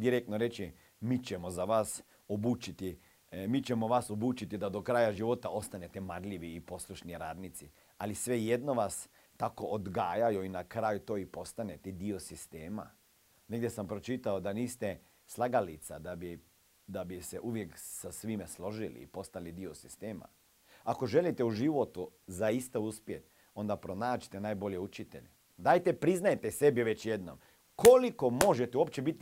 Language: Croatian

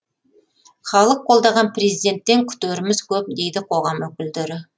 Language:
Kazakh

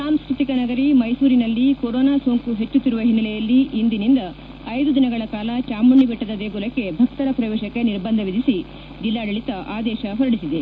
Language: Kannada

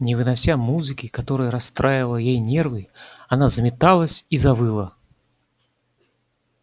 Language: Russian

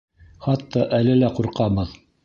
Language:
Bashkir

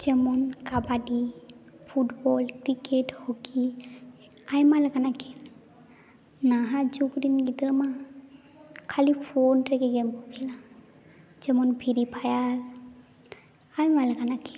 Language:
Santali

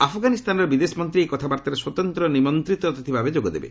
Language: Odia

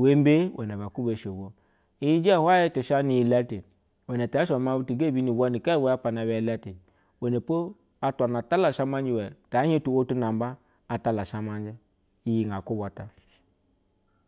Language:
Basa (Nigeria)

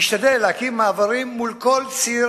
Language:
Hebrew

